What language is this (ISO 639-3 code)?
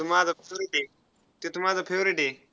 mar